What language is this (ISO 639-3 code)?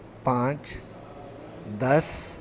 urd